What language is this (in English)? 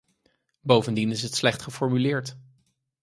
Dutch